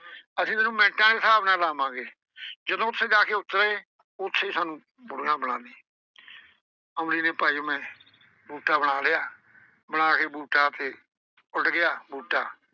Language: Punjabi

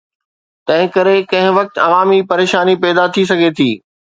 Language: Sindhi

